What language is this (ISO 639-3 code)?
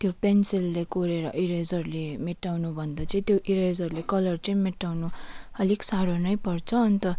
nep